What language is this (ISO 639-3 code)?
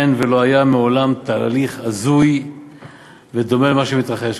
heb